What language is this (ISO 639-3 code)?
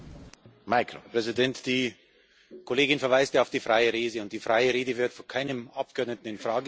deu